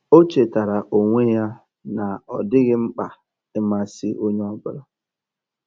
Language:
Igbo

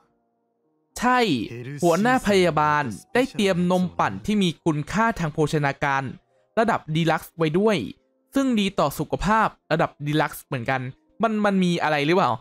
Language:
Thai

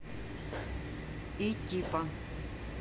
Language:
Russian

